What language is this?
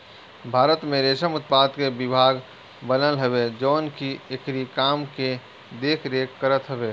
Bhojpuri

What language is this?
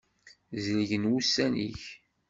Kabyle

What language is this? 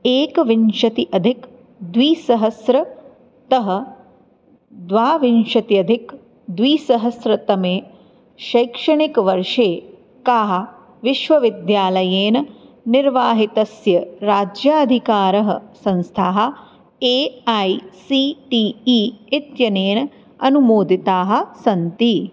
Sanskrit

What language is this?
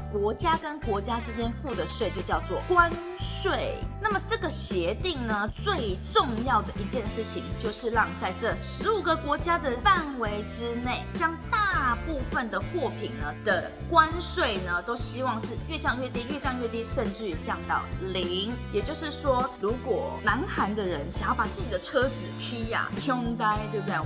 Chinese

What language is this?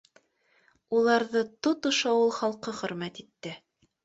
Bashkir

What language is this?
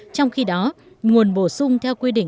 Vietnamese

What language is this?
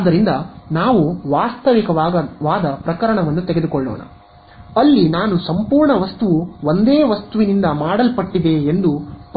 Kannada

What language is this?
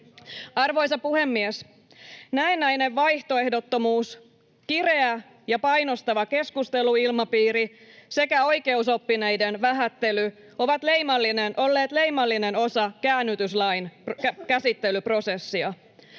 Finnish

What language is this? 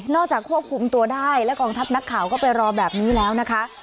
Thai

